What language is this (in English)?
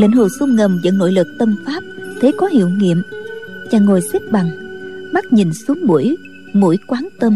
Vietnamese